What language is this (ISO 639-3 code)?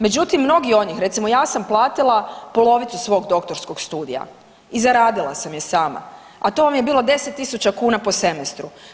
hrv